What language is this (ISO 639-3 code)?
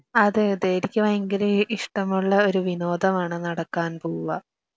mal